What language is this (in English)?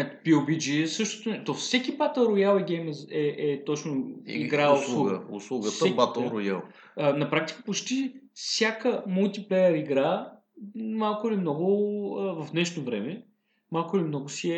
Bulgarian